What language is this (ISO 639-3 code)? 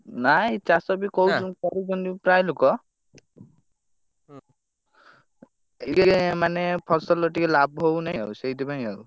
ori